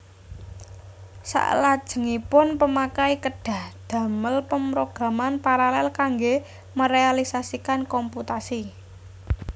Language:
Javanese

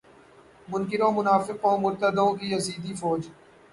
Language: Urdu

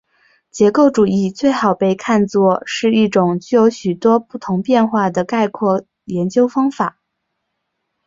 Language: Chinese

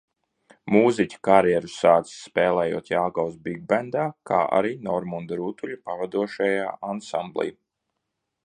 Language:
Latvian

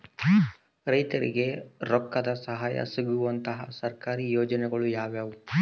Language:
Kannada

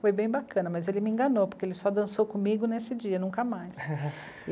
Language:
Portuguese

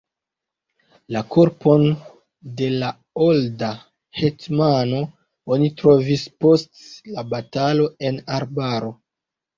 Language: Esperanto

